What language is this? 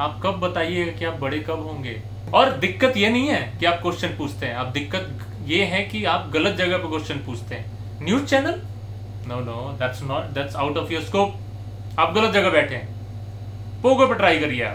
Hindi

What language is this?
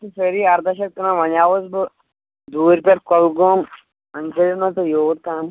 Kashmiri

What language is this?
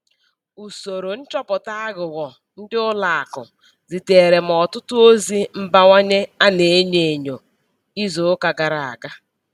Igbo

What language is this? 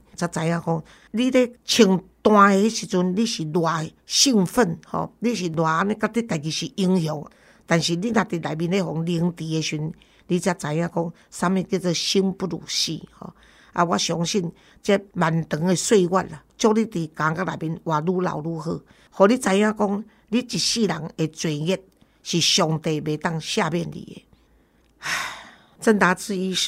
Chinese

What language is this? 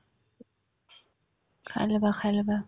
Assamese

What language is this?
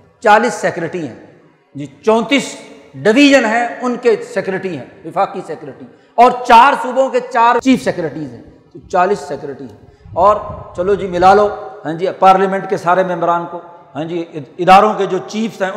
Urdu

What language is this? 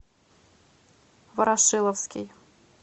Russian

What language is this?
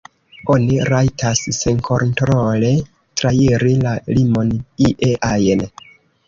Esperanto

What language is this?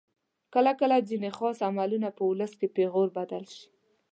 Pashto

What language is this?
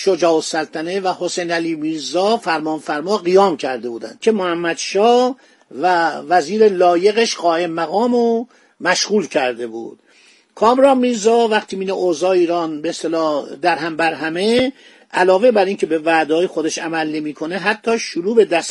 Persian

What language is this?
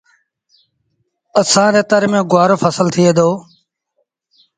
Sindhi Bhil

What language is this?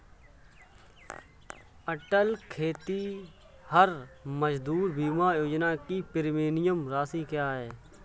Hindi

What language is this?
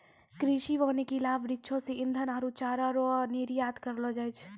Maithili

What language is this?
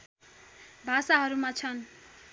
Nepali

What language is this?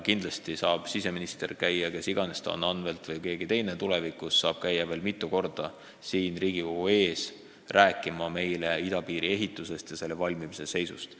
Estonian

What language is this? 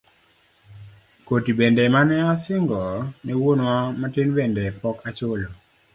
Luo (Kenya and Tanzania)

